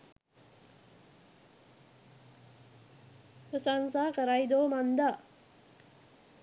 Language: Sinhala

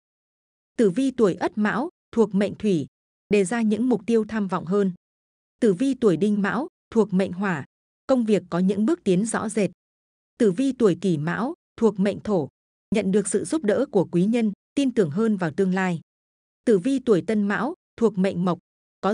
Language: Vietnamese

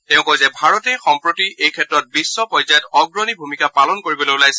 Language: Assamese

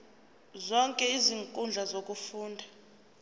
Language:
Zulu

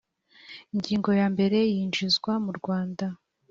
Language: Kinyarwanda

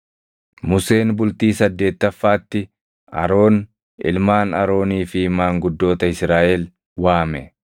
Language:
Oromo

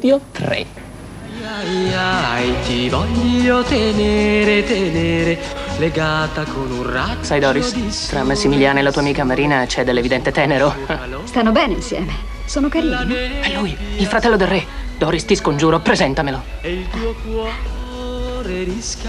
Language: Italian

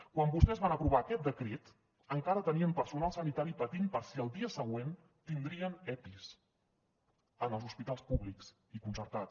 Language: Catalan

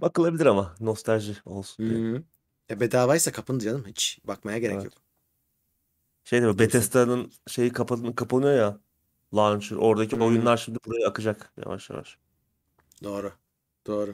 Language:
Turkish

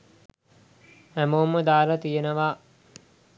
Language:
Sinhala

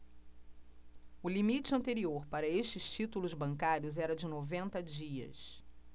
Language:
Portuguese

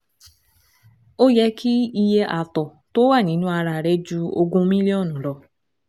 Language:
Yoruba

